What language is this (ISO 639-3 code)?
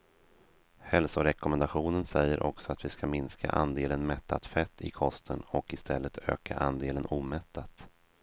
swe